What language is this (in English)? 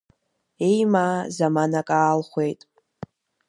Abkhazian